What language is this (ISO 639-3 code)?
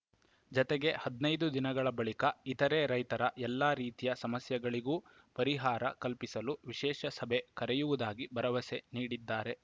kan